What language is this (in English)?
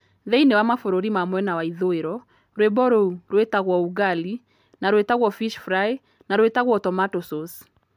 Kikuyu